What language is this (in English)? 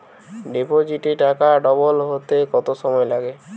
Bangla